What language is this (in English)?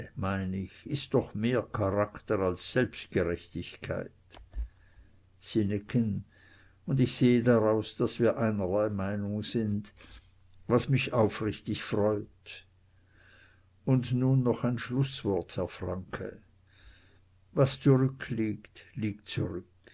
German